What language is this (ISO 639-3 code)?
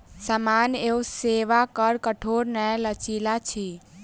mai